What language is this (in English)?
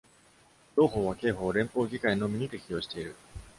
Japanese